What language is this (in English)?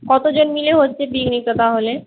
Bangla